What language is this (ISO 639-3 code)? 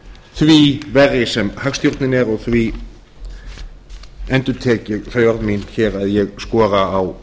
isl